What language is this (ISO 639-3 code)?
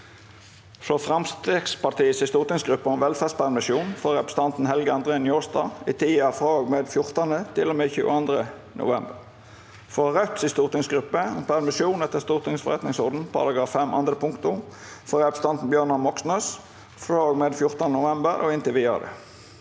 nor